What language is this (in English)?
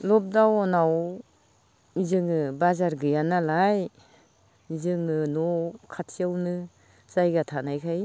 Bodo